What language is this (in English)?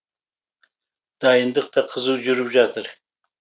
Kazakh